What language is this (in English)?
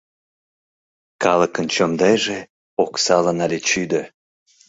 Mari